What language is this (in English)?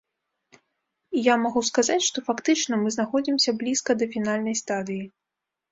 Belarusian